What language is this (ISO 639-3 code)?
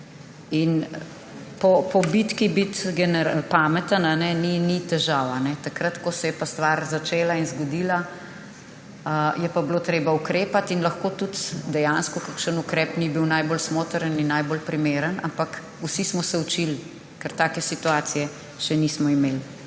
slv